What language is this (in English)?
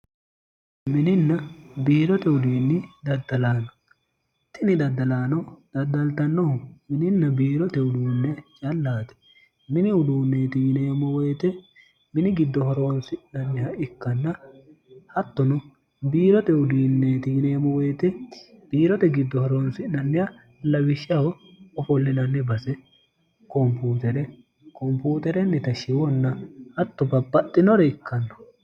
Sidamo